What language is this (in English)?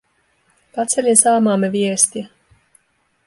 Finnish